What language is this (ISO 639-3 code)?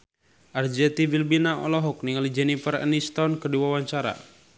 sun